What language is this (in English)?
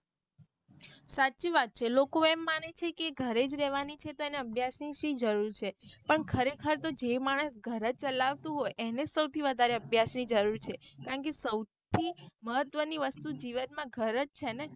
Gujarati